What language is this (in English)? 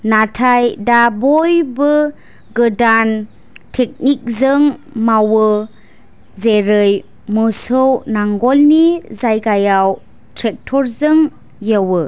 Bodo